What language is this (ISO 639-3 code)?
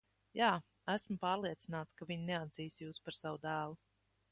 lav